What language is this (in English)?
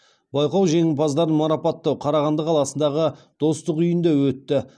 Kazakh